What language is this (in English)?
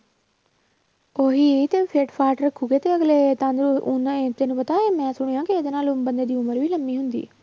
Punjabi